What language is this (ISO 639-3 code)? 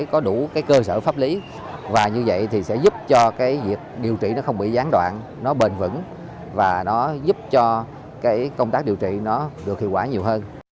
vie